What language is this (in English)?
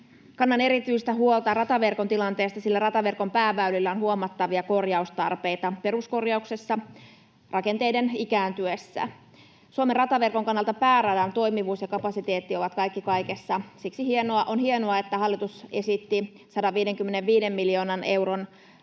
Finnish